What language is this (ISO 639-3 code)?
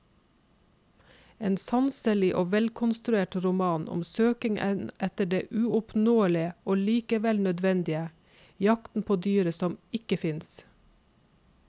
nor